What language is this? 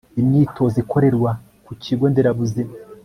Kinyarwanda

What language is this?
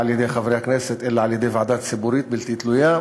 Hebrew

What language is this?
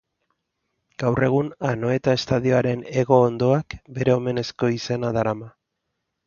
Basque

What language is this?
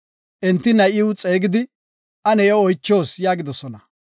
Gofa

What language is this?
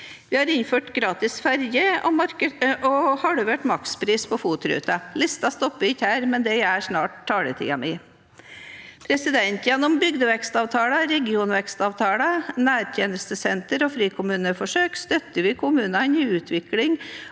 Norwegian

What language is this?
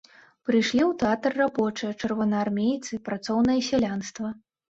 Belarusian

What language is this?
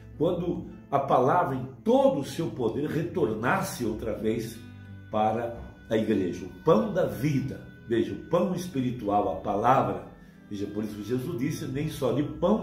Portuguese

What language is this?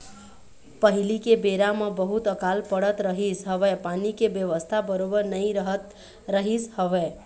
Chhattisgarhi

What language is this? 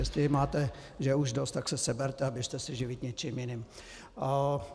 Czech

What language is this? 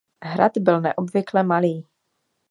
Czech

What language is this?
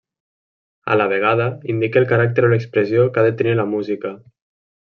Catalan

